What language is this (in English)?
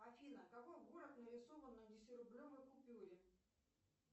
Russian